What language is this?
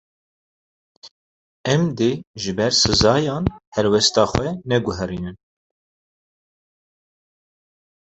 Kurdish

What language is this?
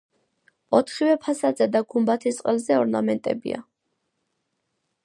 Georgian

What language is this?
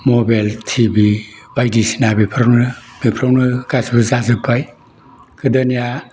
Bodo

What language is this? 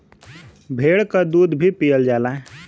Bhojpuri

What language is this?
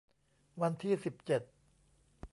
Thai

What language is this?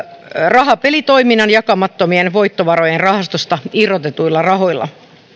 Finnish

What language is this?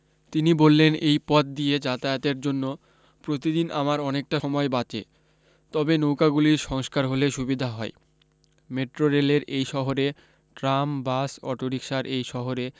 Bangla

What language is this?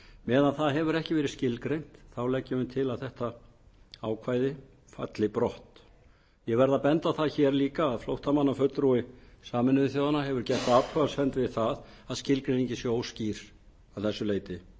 Icelandic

